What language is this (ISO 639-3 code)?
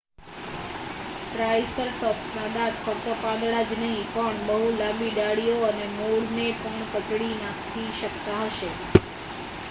guj